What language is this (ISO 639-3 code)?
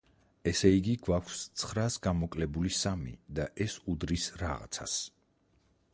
kat